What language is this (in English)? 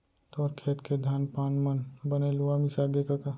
Chhattisgarhi